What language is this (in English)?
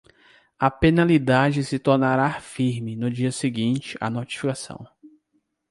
Portuguese